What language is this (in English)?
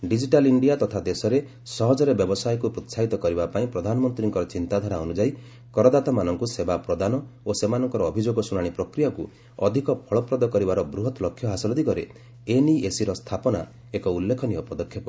Odia